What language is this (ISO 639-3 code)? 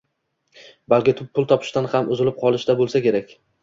uzb